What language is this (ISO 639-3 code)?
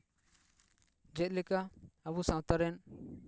sat